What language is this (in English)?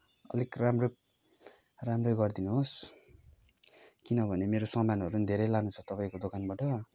Nepali